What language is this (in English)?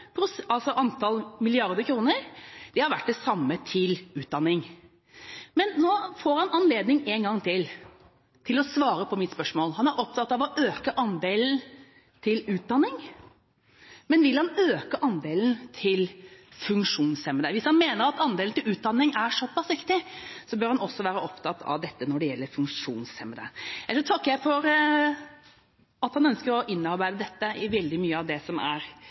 Norwegian Bokmål